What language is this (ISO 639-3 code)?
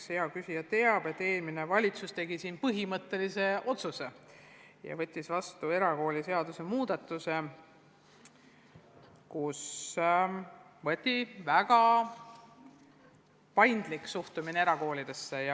est